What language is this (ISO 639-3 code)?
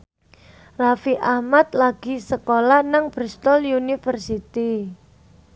jav